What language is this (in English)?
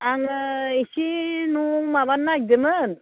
Bodo